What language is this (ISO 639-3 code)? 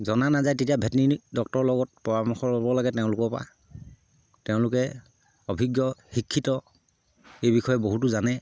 asm